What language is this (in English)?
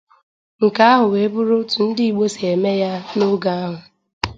Igbo